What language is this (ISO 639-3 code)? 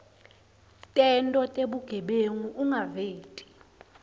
ssw